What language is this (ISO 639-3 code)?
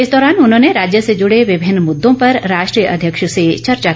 hin